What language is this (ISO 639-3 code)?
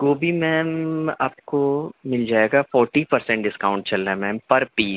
urd